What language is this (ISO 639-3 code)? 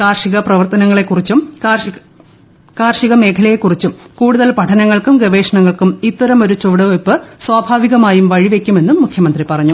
mal